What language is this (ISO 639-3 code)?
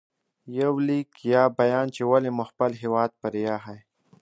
pus